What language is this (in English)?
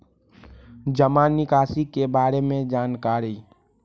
Magahi